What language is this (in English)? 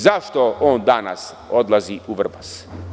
Serbian